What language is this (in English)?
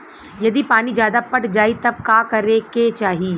Bhojpuri